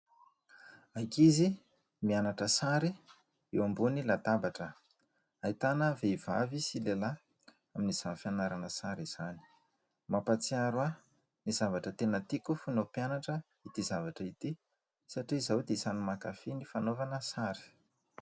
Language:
Malagasy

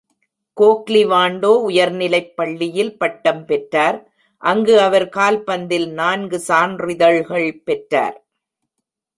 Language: Tamil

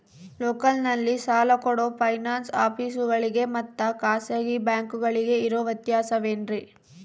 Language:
Kannada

